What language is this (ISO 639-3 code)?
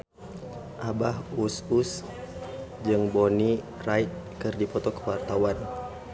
sun